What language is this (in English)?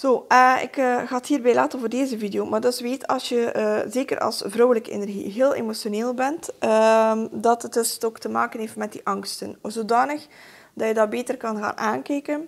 Dutch